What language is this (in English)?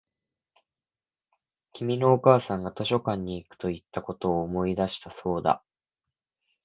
Japanese